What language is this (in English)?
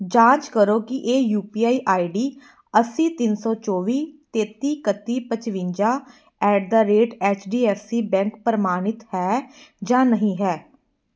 Punjabi